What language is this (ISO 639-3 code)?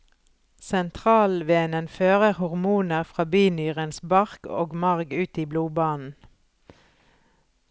nor